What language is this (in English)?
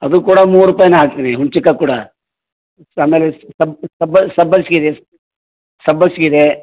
Kannada